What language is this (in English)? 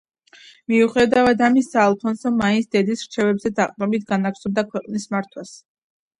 Georgian